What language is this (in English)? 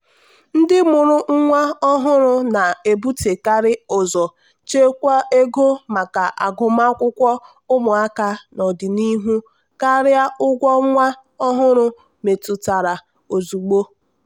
Igbo